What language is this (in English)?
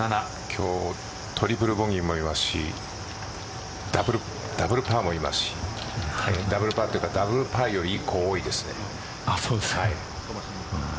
Japanese